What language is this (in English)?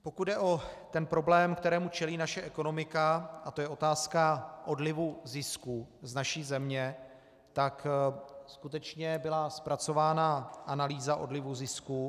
Czech